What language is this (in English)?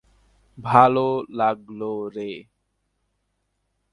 Bangla